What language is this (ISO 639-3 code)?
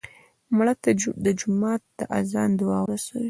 pus